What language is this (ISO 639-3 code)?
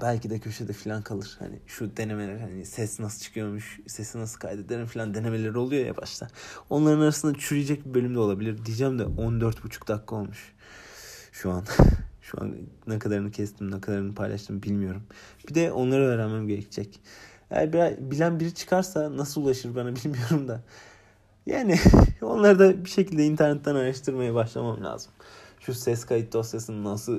tur